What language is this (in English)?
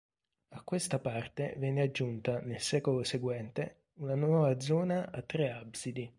Italian